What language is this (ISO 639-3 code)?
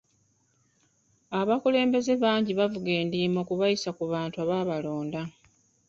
lug